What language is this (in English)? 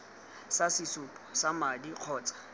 Tswana